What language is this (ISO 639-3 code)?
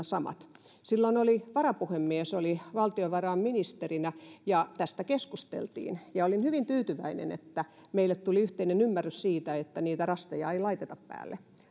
fin